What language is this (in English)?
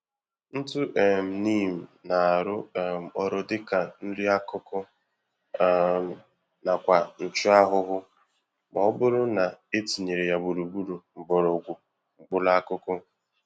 Igbo